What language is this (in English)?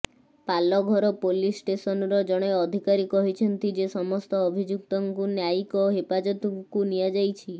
Odia